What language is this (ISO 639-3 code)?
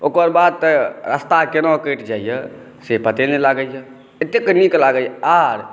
mai